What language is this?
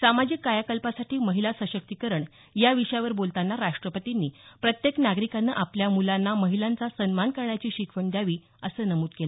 Marathi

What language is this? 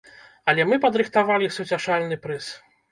Belarusian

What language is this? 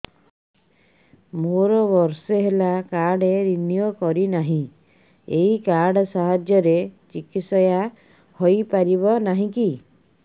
Odia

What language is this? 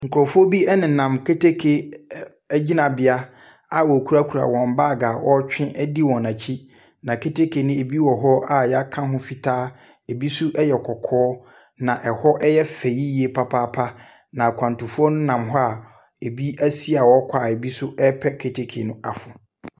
Akan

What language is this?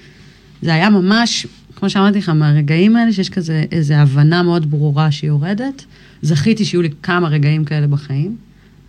Hebrew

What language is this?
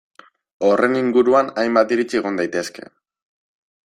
Basque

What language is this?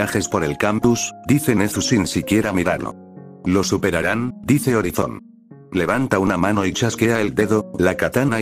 Spanish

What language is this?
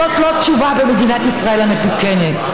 Hebrew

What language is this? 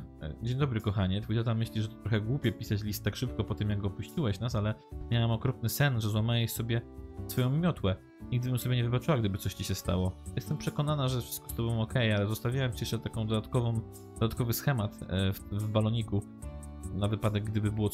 Polish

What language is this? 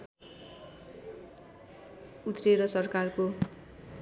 Nepali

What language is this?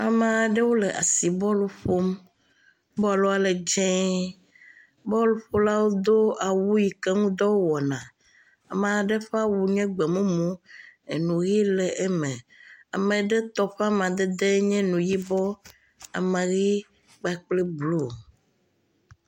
Ewe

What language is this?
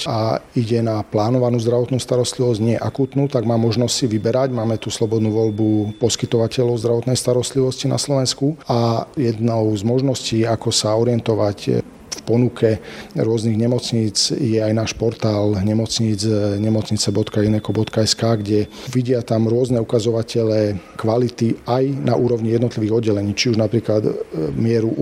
Slovak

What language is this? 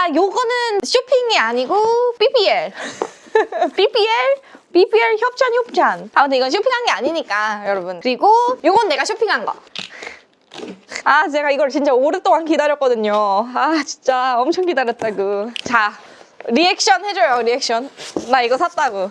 Korean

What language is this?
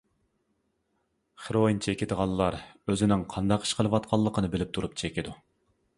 Uyghur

